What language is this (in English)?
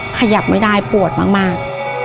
Thai